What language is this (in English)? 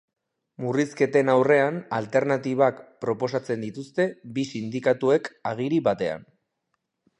Basque